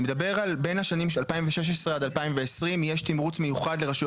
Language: Hebrew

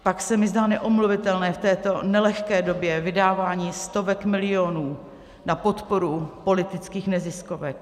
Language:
Czech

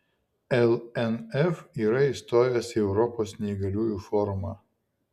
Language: Lithuanian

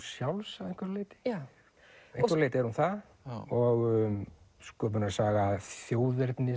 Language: Icelandic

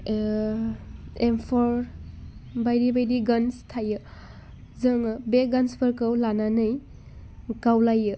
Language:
Bodo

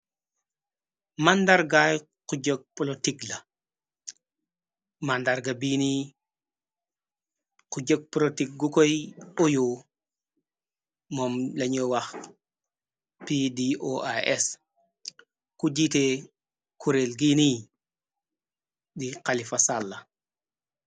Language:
Wolof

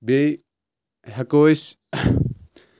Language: Kashmiri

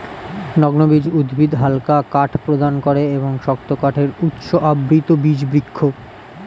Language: Bangla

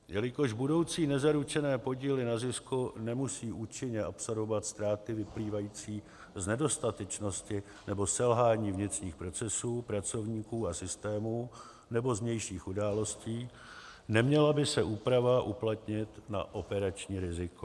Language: Czech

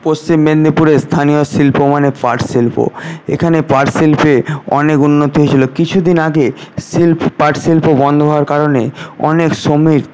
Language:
Bangla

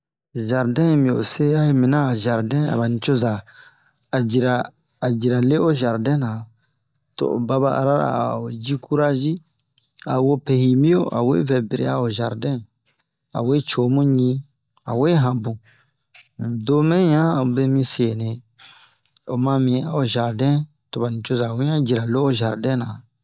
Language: Bomu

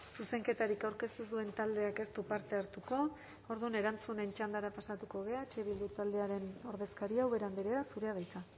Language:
Basque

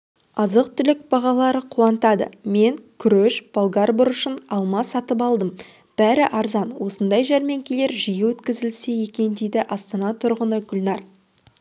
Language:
Kazakh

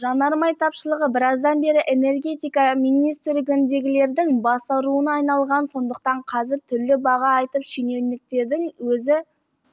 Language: Kazakh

